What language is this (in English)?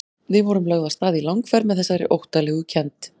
Icelandic